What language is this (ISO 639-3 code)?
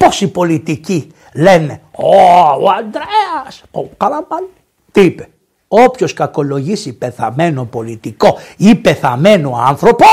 ell